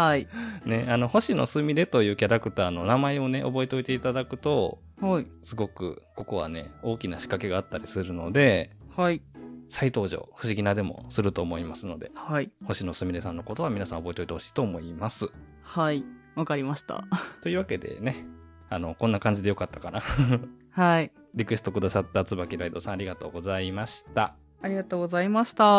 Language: Japanese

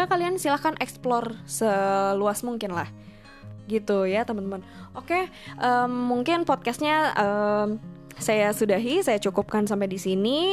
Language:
Indonesian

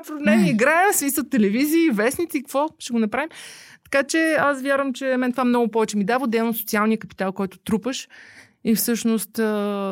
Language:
Bulgarian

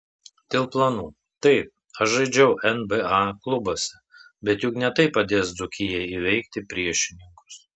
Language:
Lithuanian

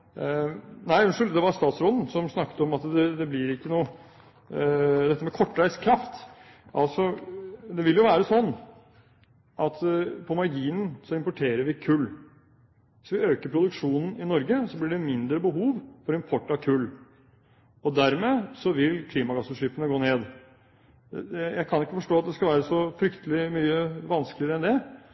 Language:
Norwegian Bokmål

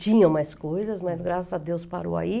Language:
Portuguese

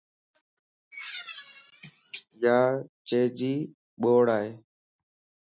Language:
Lasi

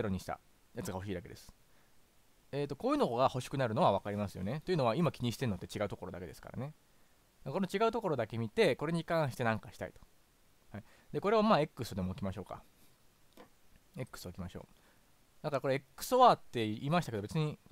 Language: Japanese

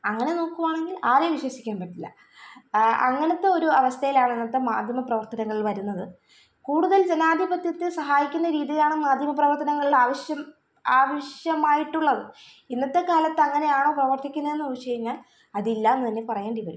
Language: Malayalam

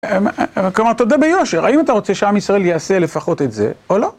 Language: Hebrew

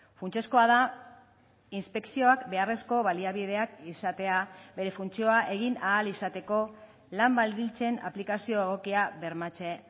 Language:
Basque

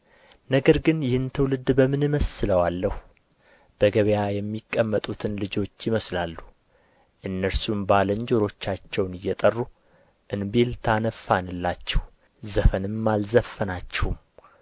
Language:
Amharic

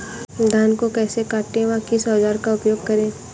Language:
Hindi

